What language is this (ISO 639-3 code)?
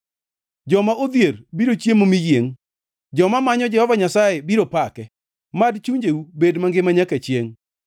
luo